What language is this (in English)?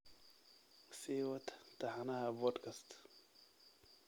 Somali